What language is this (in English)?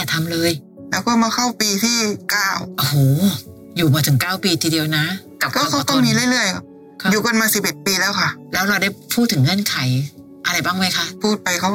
Thai